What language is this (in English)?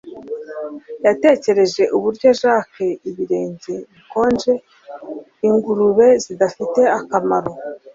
Kinyarwanda